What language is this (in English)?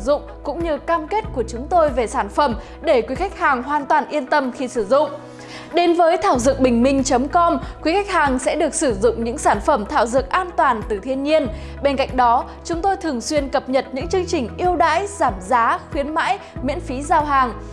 Vietnamese